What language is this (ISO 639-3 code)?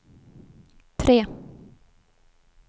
swe